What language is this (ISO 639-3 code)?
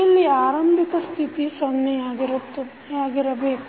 kan